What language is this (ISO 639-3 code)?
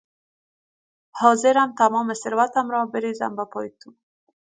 fas